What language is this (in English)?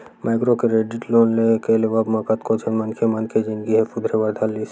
Chhattisgarhi